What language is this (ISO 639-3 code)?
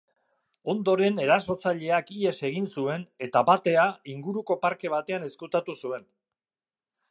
eus